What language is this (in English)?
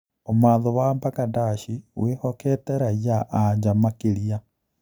Kikuyu